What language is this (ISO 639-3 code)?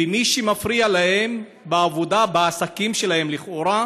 heb